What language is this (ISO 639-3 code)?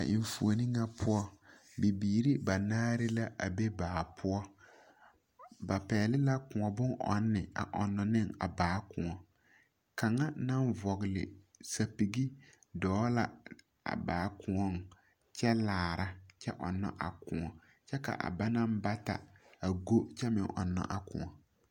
dga